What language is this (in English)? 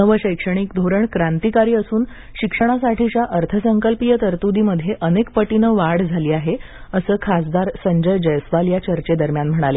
Marathi